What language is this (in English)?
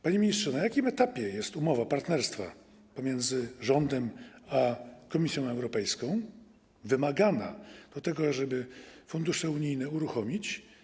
Polish